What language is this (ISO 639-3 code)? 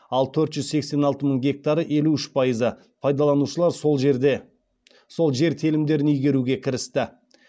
kaz